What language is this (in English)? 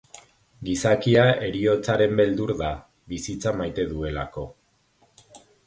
Basque